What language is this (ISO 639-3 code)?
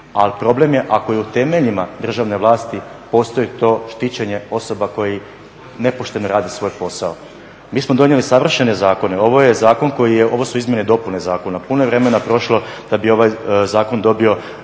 hrv